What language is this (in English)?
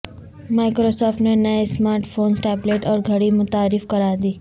Urdu